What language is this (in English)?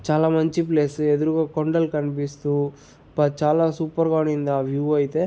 Telugu